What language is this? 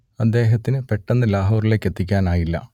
Malayalam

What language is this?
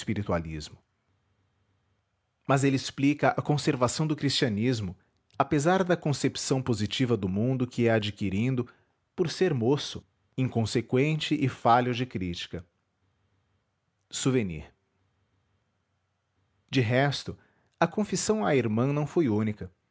Portuguese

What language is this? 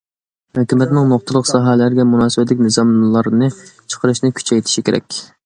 Uyghur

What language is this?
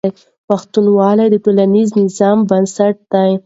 Pashto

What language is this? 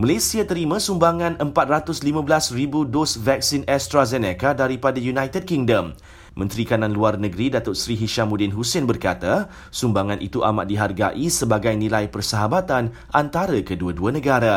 Malay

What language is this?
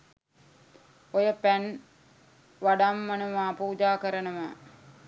Sinhala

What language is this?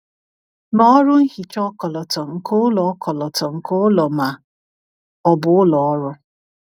Igbo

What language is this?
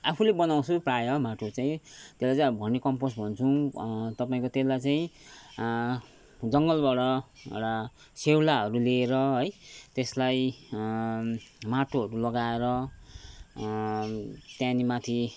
Nepali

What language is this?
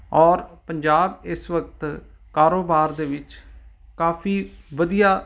Punjabi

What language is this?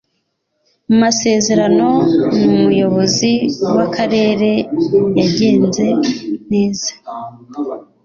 Kinyarwanda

